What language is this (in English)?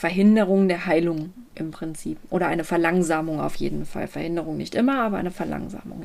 German